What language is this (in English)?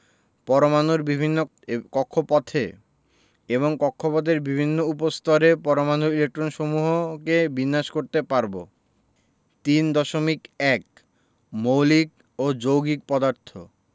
Bangla